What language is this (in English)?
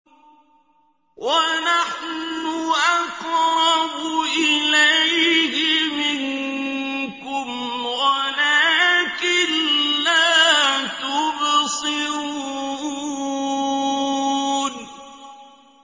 Arabic